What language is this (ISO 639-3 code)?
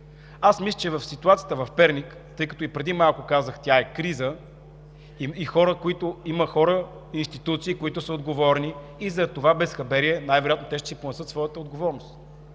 bul